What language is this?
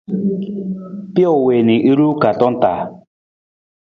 Nawdm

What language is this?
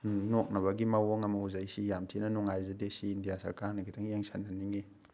Manipuri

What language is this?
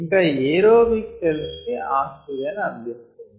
Telugu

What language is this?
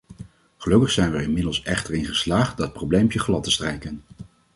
Dutch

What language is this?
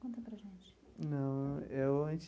Portuguese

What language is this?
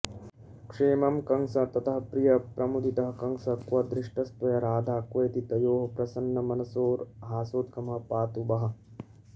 Sanskrit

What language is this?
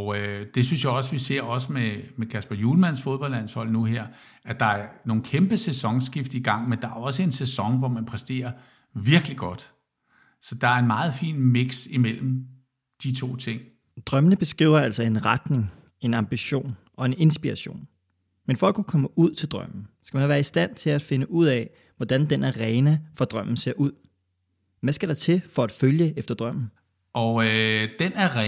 Danish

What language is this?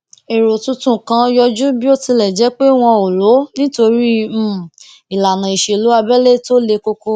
Yoruba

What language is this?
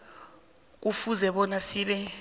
South Ndebele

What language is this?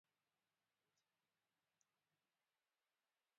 Pahari-Potwari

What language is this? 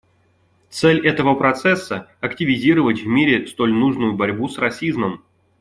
Russian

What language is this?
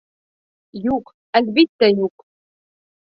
Bashkir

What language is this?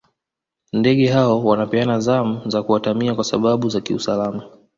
Swahili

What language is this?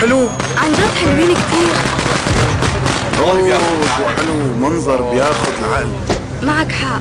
Arabic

